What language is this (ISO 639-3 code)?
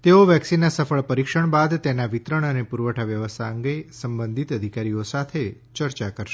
guj